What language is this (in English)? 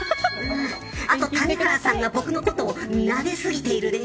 Japanese